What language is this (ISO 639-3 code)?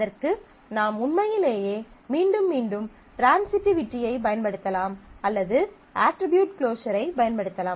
tam